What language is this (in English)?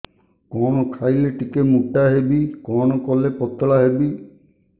Odia